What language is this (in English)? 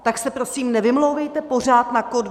Czech